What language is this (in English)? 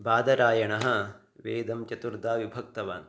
Sanskrit